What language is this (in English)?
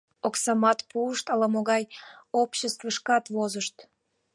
Mari